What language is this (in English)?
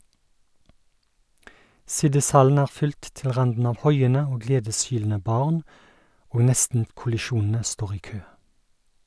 Norwegian